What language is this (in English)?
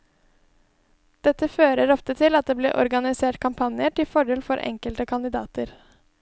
Norwegian